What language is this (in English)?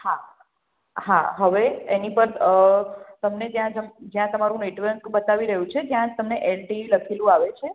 Gujarati